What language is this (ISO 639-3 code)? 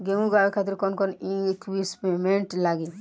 bho